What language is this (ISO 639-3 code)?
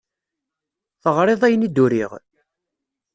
kab